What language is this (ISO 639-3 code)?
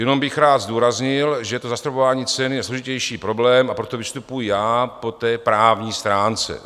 ces